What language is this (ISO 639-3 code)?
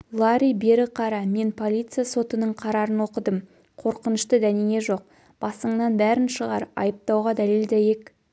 kaz